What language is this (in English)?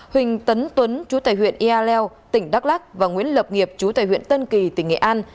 Vietnamese